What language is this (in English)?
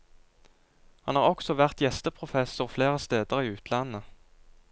Norwegian